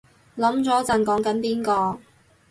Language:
Cantonese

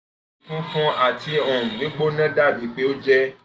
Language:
Yoruba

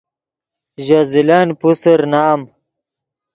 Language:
Yidgha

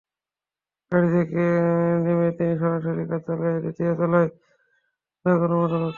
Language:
Bangla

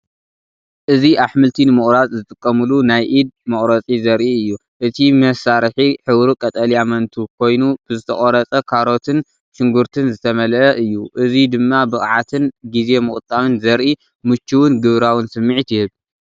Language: Tigrinya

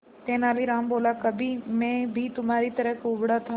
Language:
Hindi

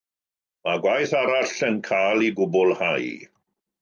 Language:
Welsh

